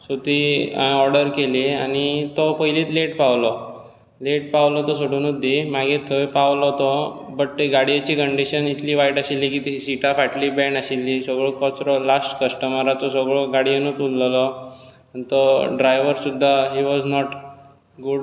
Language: Konkani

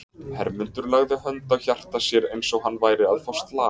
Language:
Icelandic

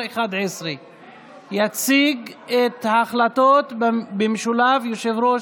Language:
Hebrew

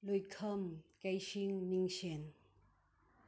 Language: Manipuri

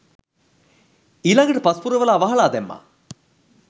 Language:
Sinhala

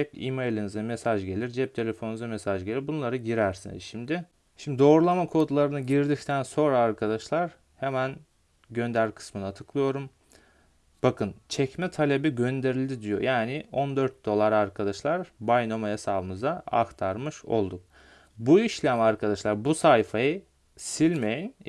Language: Turkish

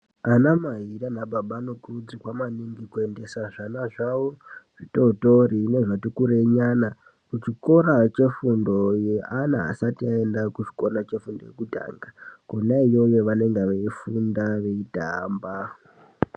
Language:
Ndau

